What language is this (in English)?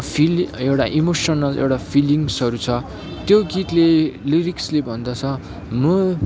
Nepali